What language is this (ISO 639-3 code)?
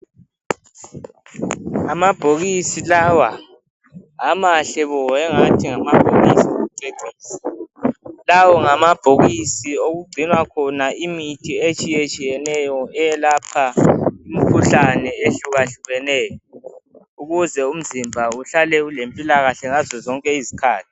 nde